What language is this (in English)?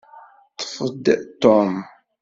Kabyle